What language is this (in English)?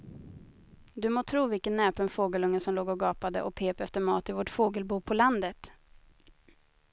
Swedish